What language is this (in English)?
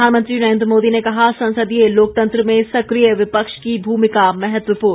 Hindi